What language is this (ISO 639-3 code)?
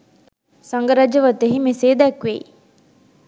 sin